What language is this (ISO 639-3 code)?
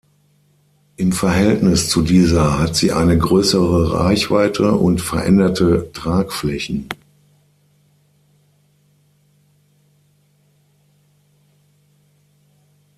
deu